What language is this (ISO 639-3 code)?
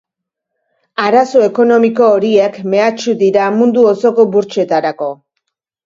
eus